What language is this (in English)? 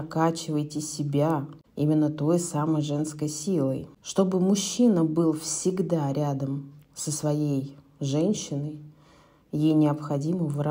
Russian